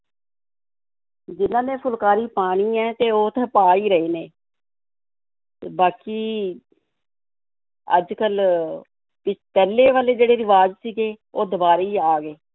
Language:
Punjabi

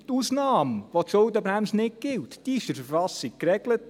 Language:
Swiss German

